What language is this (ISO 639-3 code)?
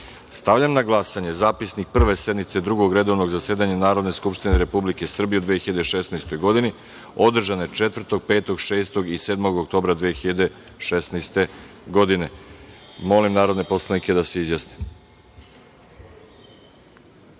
srp